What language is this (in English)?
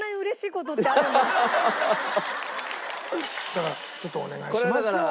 Japanese